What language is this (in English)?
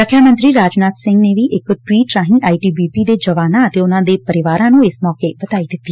Punjabi